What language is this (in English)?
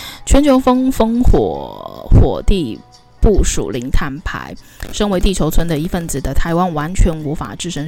Chinese